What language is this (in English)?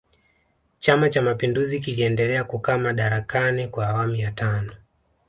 Swahili